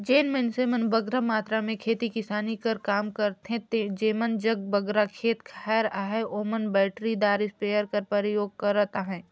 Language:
Chhattisgarhi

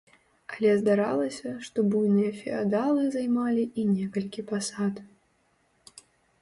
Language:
Belarusian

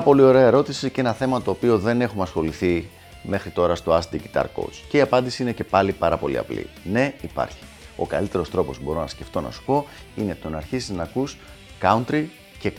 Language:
Greek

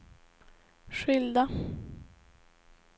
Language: Swedish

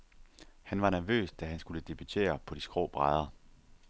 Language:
Danish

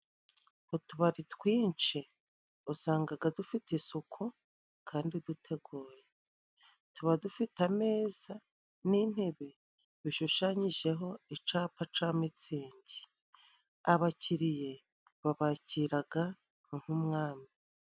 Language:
Kinyarwanda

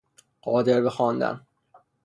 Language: Persian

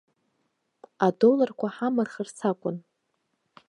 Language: Abkhazian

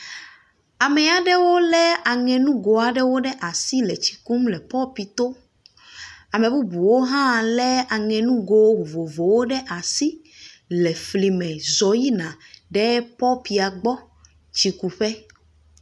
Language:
Ewe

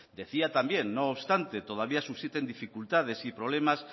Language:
Spanish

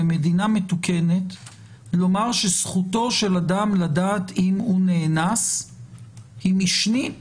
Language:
Hebrew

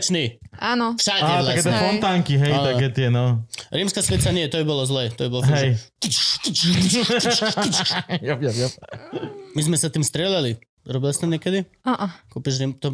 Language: Slovak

